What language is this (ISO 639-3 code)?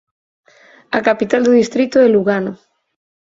glg